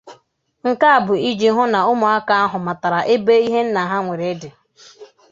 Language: Igbo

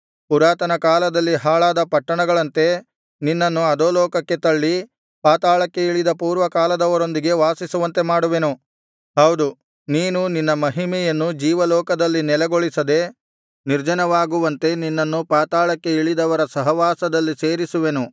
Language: Kannada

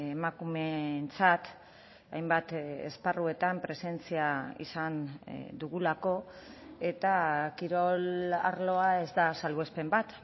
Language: Basque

